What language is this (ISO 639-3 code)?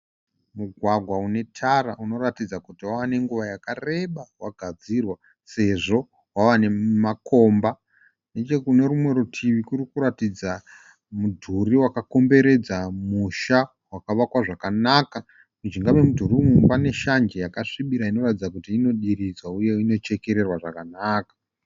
sna